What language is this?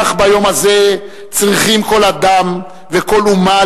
Hebrew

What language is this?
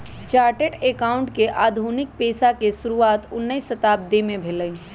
Magahi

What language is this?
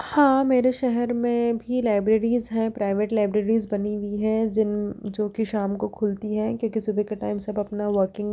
Hindi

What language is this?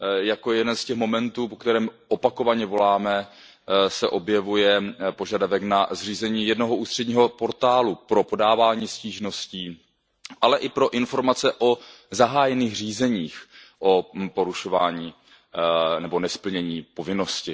Czech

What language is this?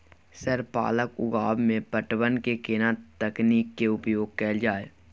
Maithili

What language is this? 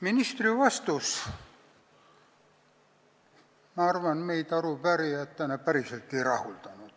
Estonian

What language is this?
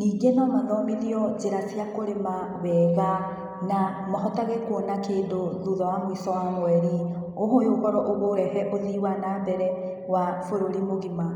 Kikuyu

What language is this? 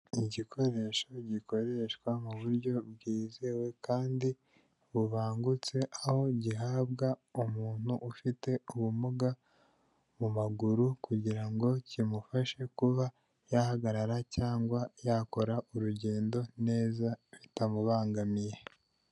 Kinyarwanda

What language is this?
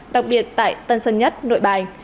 Vietnamese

